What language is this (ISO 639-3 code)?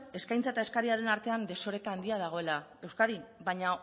eus